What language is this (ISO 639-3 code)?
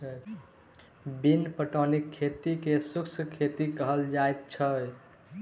mai